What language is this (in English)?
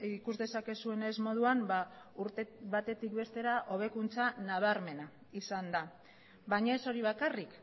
Basque